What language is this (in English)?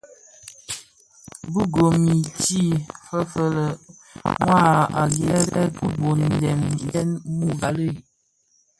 Bafia